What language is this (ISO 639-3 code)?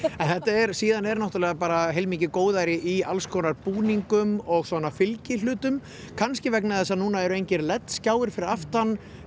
isl